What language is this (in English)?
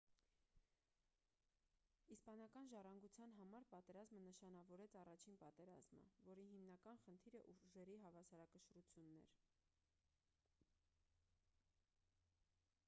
Armenian